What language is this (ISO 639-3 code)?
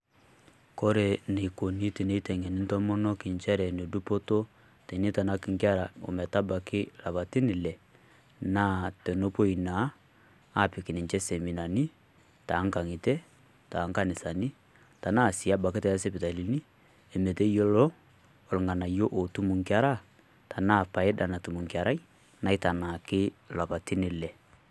mas